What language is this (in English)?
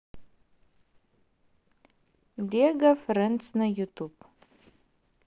Russian